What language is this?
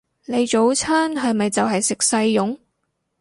Cantonese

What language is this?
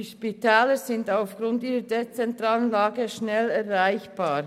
Swiss German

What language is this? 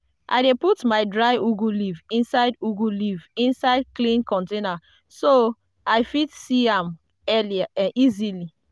Nigerian Pidgin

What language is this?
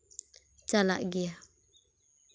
Santali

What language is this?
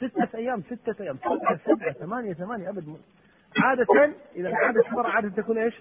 Arabic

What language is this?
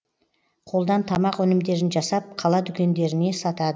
Kazakh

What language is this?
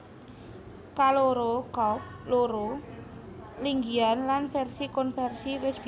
Javanese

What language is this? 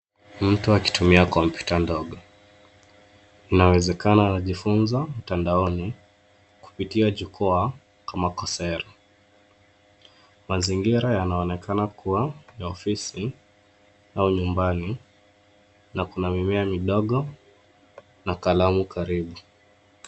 Swahili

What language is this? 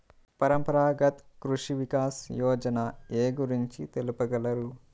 Telugu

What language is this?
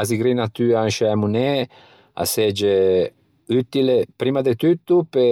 Ligurian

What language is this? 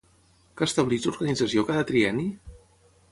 Catalan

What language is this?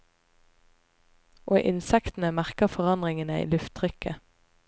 Norwegian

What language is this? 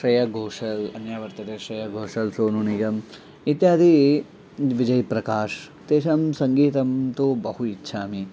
Sanskrit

